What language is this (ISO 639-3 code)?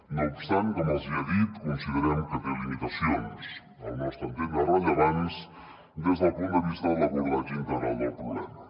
cat